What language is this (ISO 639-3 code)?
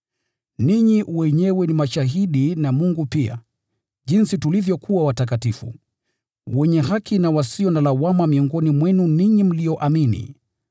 swa